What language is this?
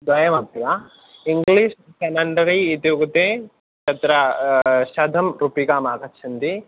Sanskrit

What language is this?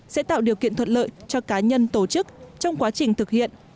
Vietnamese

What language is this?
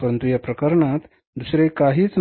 Marathi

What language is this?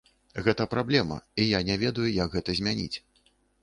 Belarusian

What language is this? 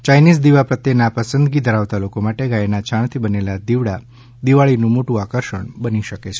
Gujarati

